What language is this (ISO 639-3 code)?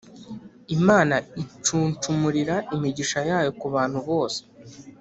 kin